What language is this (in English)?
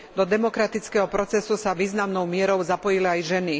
Slovak